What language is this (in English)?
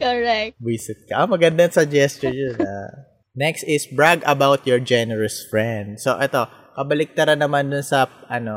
Filipino